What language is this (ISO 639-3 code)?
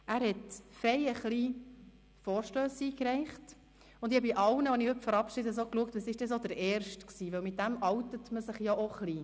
gsw